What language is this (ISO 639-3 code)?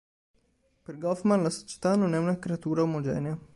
ita